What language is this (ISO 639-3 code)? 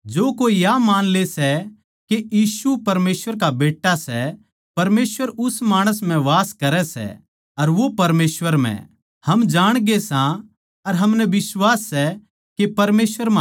bgc